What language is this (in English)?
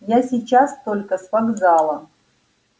Russian